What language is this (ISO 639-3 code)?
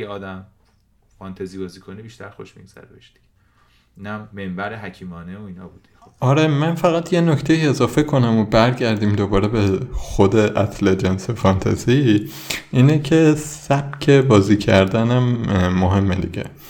fas